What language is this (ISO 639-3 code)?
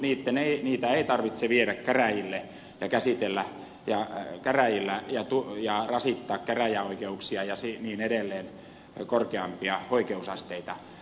fin